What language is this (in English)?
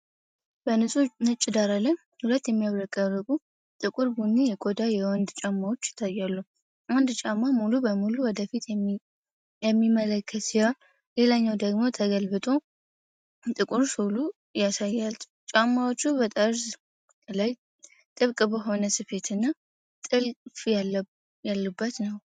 Amharic